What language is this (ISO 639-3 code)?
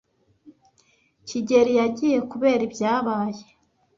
kin